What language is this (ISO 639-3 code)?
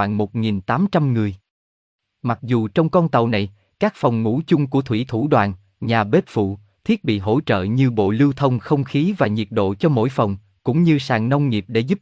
vie